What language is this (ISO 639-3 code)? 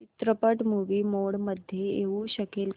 mar